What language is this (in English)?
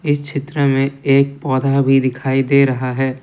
Hindi